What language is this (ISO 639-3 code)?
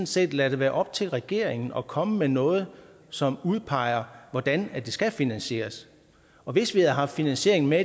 dan